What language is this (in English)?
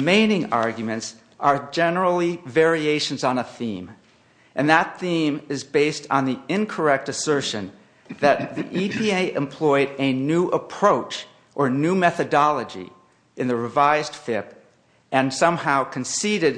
English